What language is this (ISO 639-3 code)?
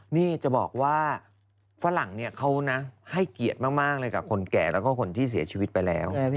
tha